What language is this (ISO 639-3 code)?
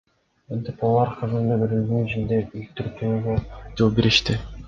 kir